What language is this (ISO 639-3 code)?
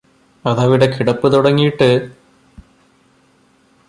mal